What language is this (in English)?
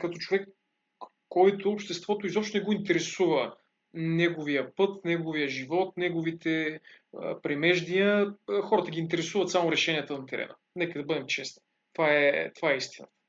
Bulgarian